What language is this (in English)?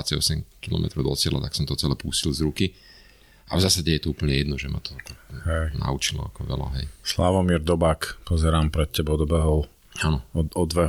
Slovak